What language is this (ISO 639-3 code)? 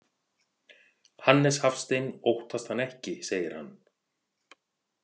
isl